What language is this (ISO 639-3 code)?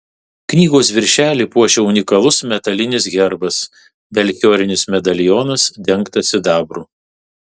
lit